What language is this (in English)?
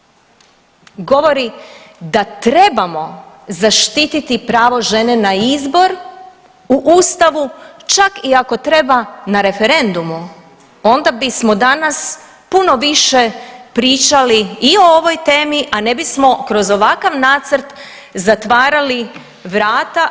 Croatian